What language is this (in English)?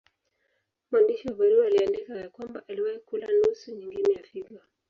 Swahili